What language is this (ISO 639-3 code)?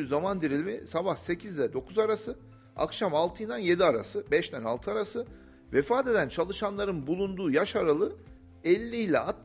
tur